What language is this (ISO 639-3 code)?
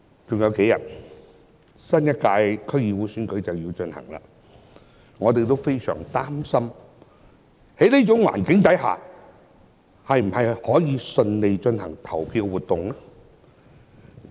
yue